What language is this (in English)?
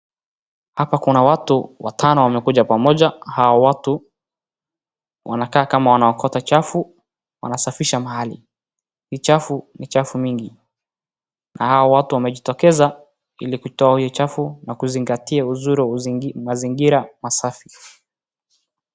Swahili